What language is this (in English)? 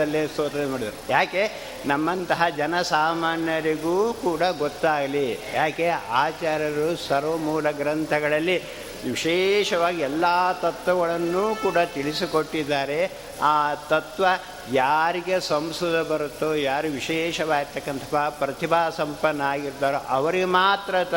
Kannada